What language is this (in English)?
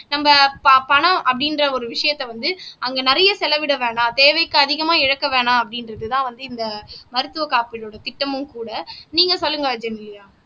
Tamil